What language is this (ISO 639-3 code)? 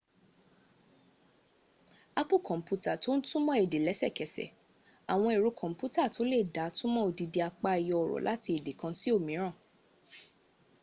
yor